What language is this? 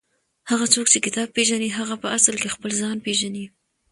Pashto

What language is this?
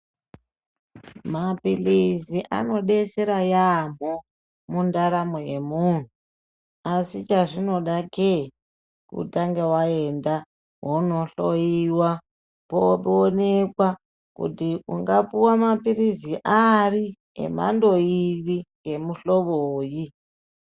Ndau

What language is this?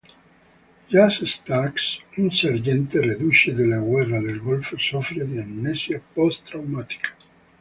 Italian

